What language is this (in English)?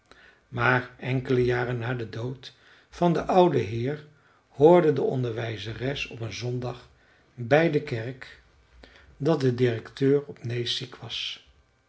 Dutch